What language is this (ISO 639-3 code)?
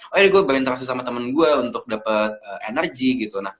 ind